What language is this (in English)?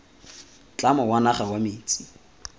Tswana